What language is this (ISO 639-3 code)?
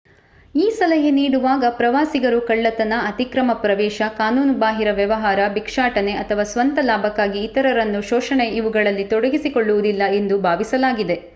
kan